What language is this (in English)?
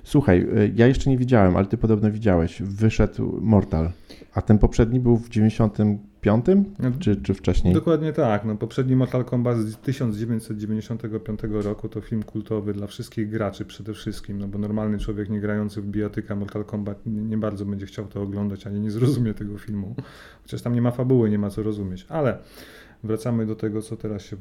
Polish